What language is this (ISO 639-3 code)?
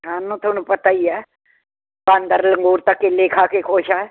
pan